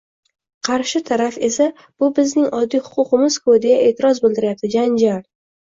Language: Uzbek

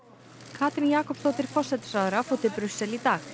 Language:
Icelandic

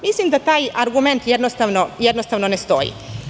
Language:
Serbian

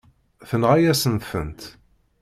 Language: Kabyle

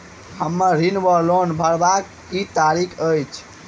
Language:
Maithili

